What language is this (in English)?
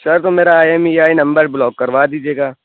Urdu